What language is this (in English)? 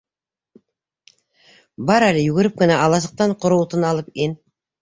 Bashkir